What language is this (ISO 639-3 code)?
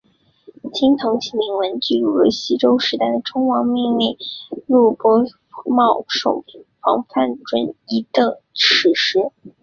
zho